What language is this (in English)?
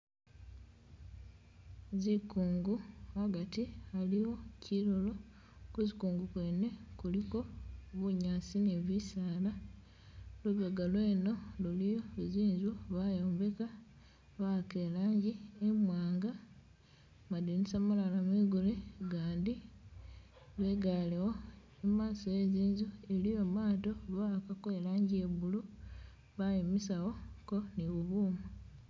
Masaaba